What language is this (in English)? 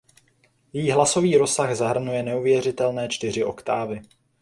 Czech